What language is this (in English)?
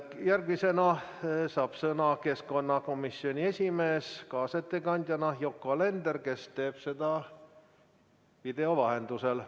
Estonian